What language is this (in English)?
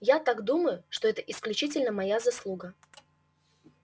Russian